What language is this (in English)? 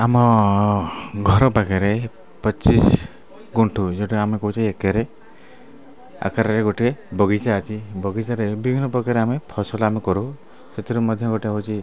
Odia